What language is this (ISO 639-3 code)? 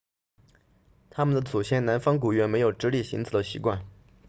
zho